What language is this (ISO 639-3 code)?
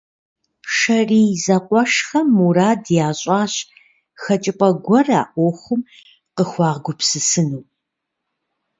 kbd